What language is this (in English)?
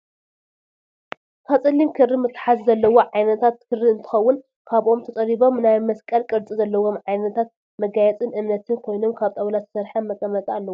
Tigrinya